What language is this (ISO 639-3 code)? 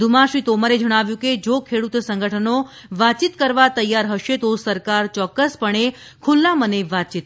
guj